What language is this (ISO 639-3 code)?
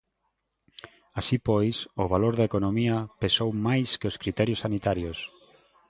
glg